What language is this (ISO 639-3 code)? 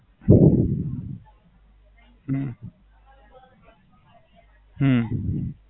guj